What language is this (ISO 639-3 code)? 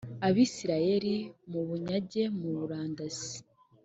kin